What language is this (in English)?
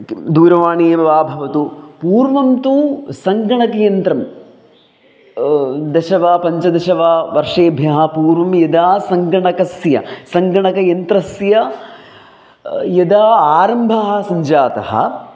Sanskrit